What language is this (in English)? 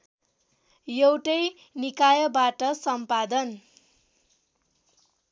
Nepali